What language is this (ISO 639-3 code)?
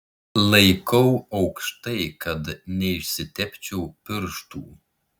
lit